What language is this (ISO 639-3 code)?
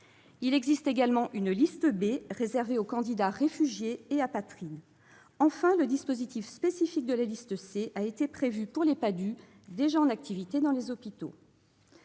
fra